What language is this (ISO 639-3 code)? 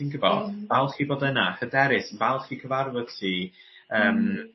cym